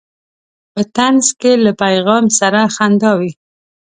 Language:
Pashto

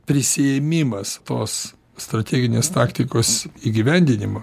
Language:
Lithuanian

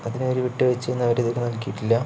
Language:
Malayalam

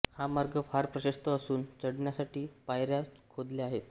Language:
Marathi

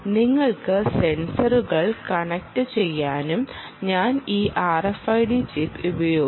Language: Malayalam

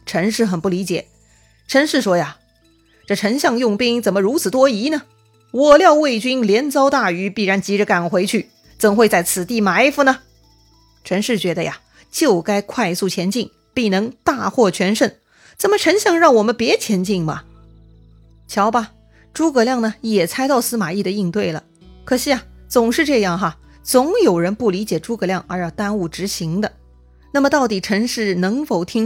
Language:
Chinese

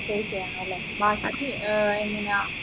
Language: Malayalam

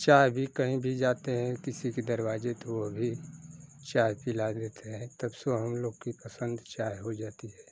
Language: Hindi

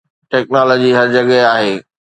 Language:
Sindhi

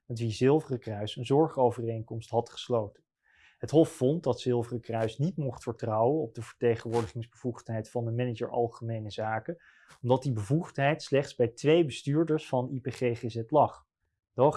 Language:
Dutch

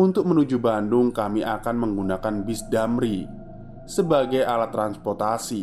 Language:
Indonesian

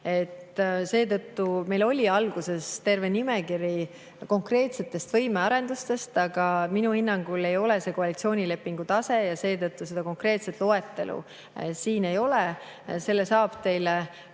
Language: Estonian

